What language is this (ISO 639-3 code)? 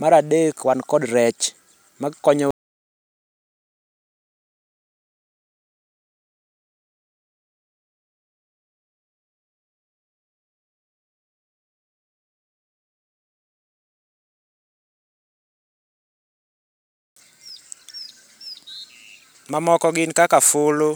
luo